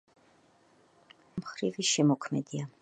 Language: Georgian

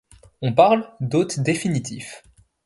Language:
French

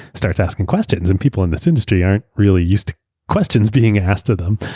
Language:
English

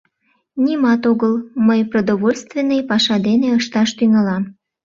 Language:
Mari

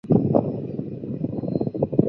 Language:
Chinese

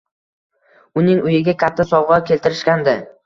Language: Uzbek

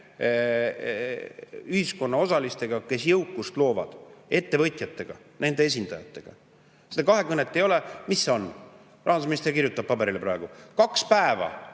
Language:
Estonian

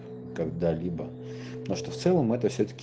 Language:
Russian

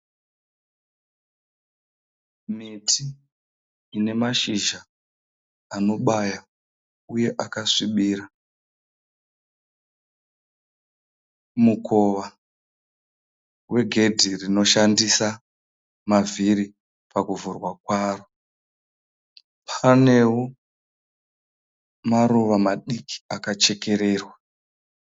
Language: Shona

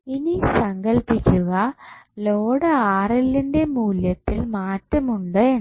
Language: Malayalam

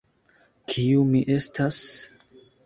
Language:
Esperanto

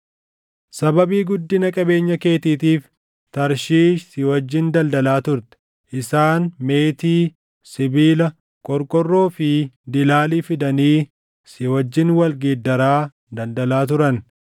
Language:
Oromo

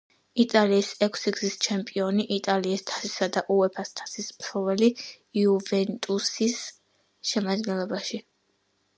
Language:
Georgian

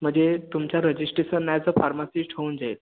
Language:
Marathi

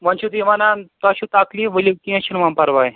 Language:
Kashmiri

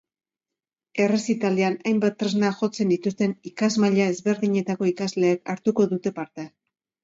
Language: Basque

